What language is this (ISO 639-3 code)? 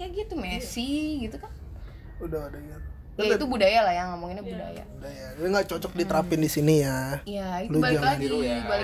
ind